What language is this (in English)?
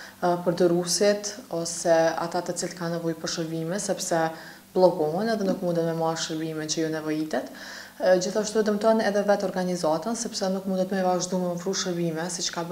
Romanian